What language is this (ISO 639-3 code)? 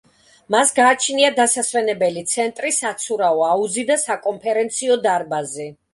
kat